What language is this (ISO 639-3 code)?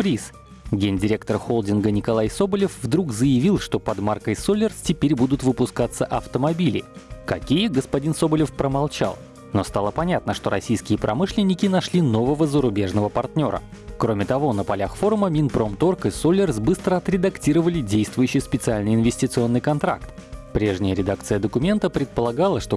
rus